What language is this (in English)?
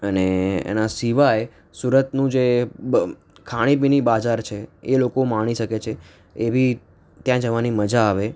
Gujarati